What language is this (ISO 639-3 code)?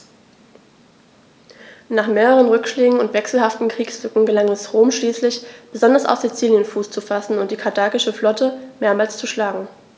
deu